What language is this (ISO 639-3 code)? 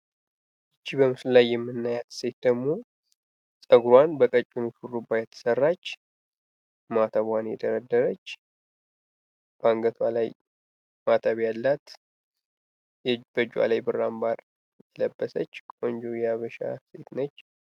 amh